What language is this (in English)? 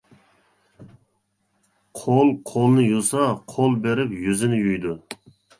Uyghur